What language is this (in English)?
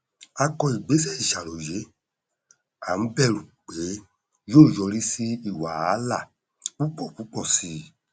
Yoruba